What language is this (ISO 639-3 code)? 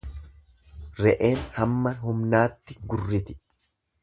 orm